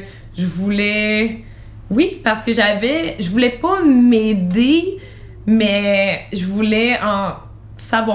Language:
French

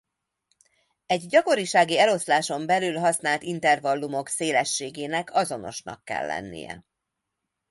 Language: Hungarian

